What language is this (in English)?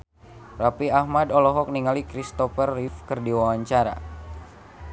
Sundanese